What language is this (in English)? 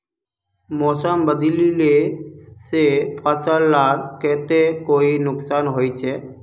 Magahi